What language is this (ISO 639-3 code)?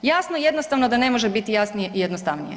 hrv